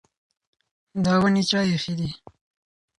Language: Pashto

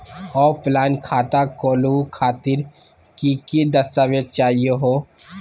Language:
Magahi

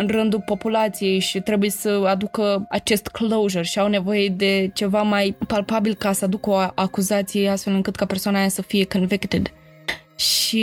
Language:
Romanian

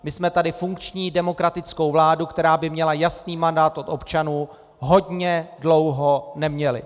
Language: Czech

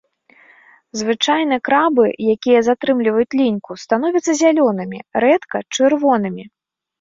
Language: Belarusian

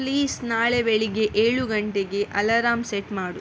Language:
Kannada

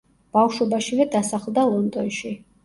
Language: Georgian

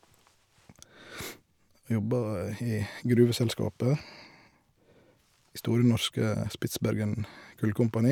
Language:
Norwegian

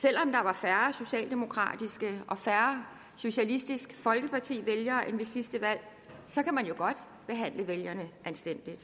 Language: Danish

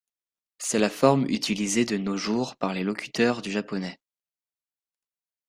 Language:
French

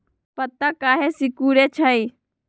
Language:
Magahi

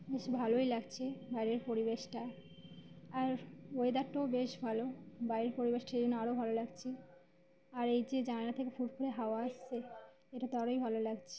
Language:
Bangla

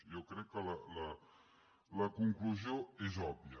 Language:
Catalan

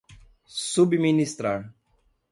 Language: Portuguese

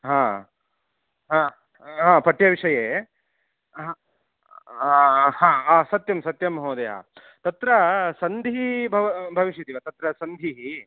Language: Sanskrit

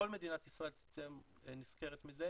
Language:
Hebrew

